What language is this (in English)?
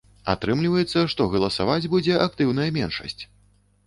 Belarusian